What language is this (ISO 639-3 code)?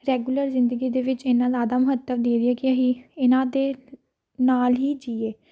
pan